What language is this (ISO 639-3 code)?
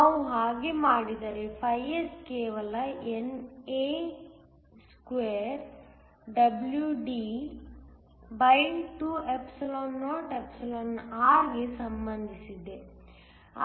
kan